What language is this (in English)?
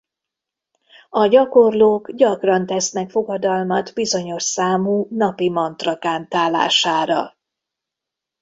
Hungarian